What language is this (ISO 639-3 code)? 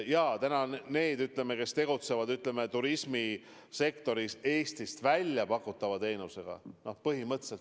est